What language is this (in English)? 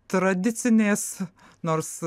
Lithuanian